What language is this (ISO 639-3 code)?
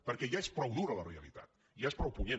cat